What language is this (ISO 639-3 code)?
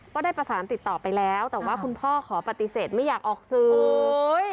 tha